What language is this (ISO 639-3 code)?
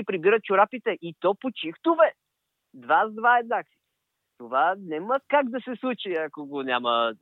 bul